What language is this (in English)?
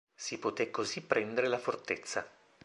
Italian